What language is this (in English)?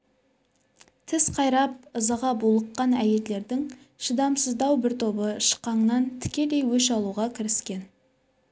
Kazakh